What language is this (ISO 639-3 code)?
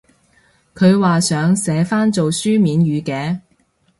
yue